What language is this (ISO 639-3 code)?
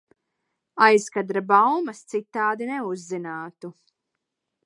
lav